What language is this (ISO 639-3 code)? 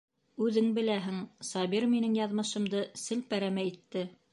bak